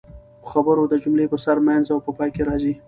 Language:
Pashto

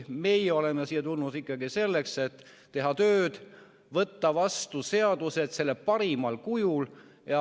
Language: Estonian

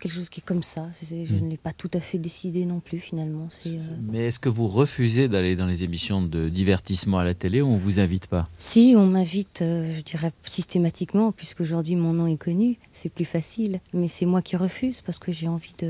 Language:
French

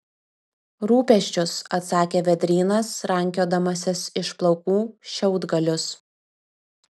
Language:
Lithuanian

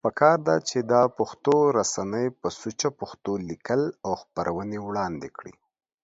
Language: Pashto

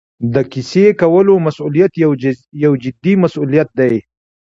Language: Pashto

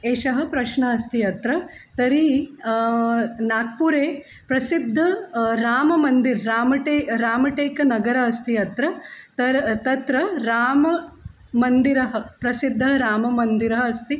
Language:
Sanskrit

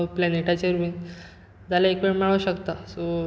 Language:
Konkani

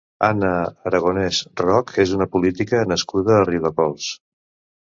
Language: Catalan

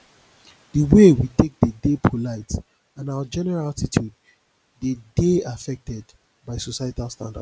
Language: Nigerian Pidgin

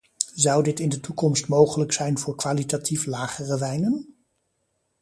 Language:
Dutch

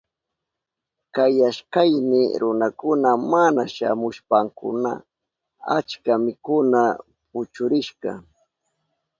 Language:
Southern Pastaza Quechua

